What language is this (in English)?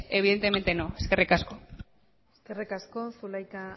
Basque